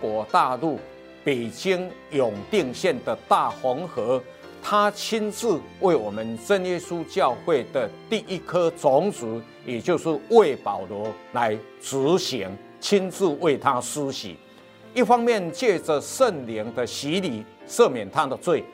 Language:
Chinese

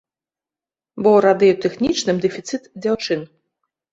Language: Belarusian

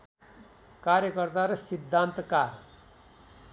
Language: Nepali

